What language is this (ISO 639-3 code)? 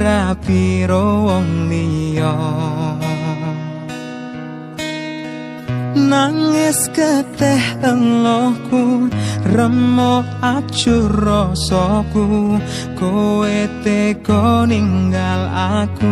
ind